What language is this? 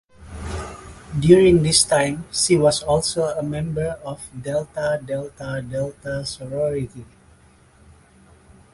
English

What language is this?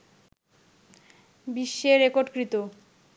Bangla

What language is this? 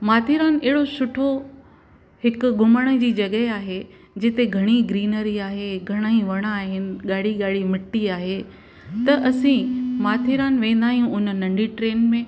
Sindhi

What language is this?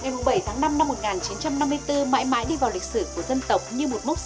Vietnamese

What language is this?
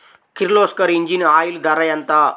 Telugu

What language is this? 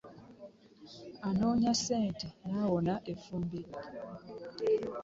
Ganda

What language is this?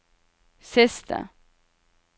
Norwegian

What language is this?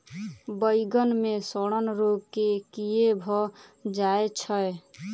Maithili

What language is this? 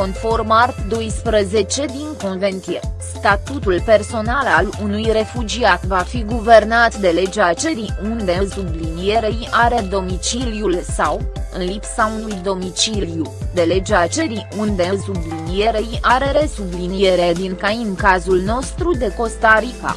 Romanian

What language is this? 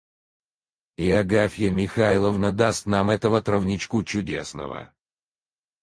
Russian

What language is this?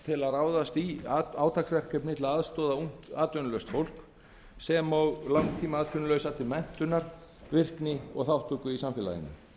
Icelandic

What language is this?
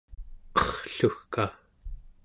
Central Yupik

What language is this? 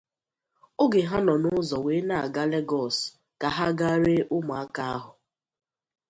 Igbo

